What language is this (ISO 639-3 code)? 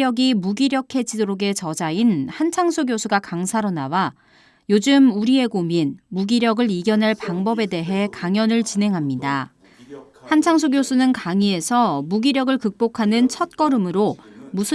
kor